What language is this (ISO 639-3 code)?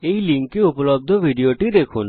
ben